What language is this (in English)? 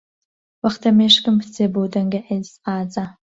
Central Kurdish